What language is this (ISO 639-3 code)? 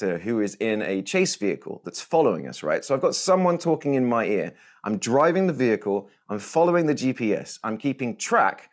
eng